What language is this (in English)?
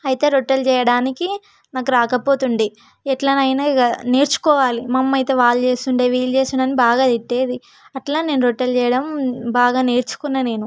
Telugu